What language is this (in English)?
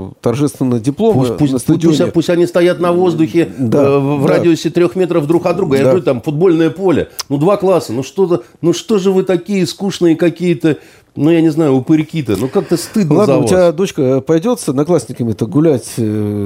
Russian